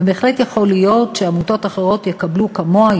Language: Hebrew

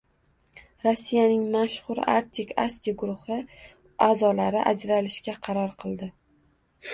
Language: Uzbek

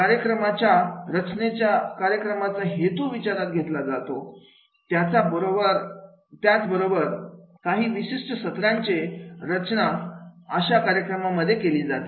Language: Marathi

